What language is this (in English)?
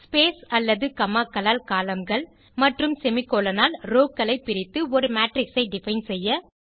Tamil